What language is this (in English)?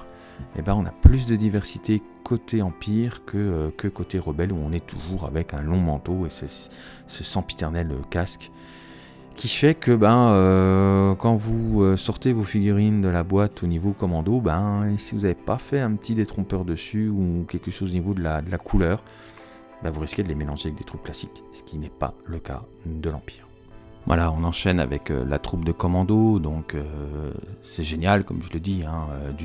French